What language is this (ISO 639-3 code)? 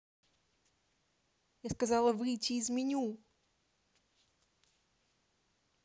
rus